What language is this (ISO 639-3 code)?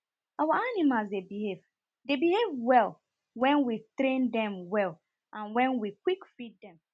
pcm